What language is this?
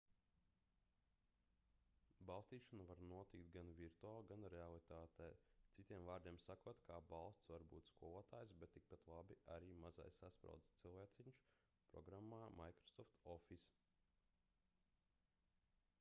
Latvian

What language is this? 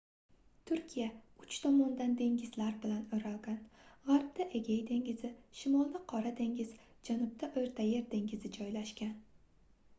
Uzbek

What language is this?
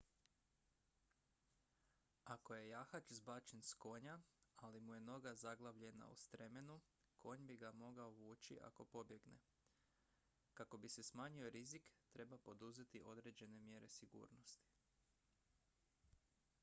Croatian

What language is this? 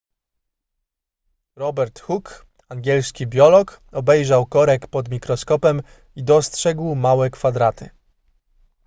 Polish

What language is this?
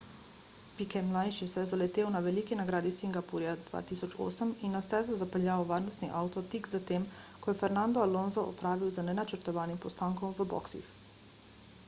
Slovenian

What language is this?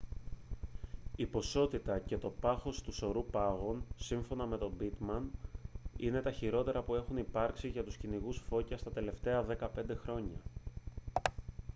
Greek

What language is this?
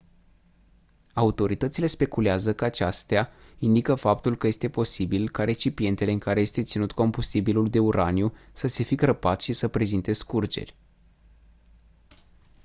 Romanian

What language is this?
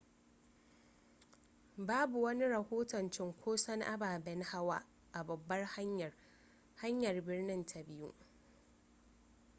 Hausa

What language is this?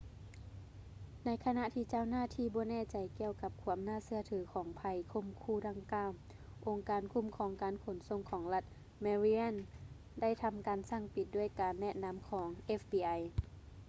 Lao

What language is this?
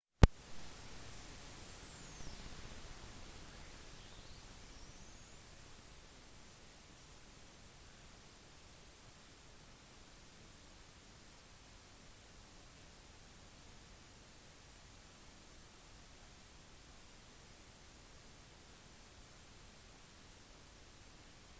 Norwegian Bokmål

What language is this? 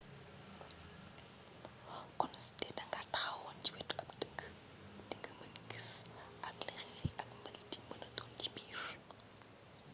Wolof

